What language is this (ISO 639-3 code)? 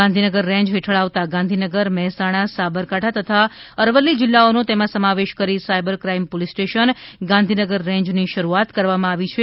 guj